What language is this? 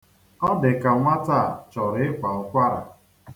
Igbo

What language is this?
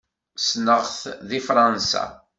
Kabyle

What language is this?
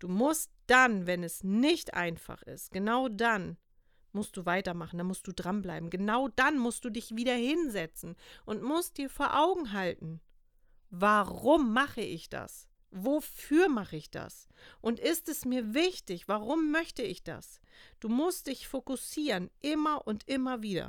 German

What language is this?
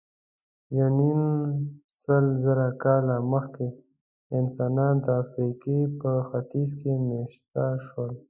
Pashto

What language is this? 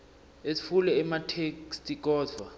Swati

